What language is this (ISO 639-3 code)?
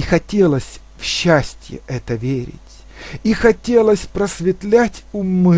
rus